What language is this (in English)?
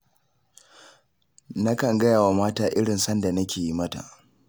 Hausa